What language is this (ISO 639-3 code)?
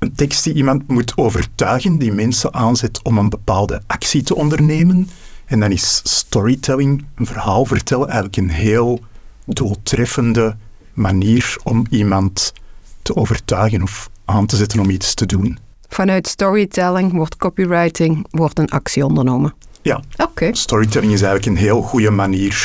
nld